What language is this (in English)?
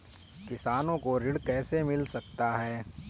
Hindi